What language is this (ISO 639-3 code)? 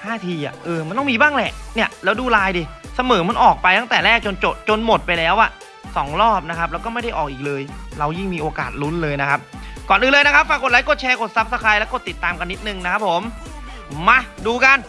tha